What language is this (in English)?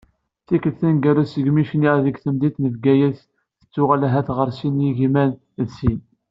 Kabyle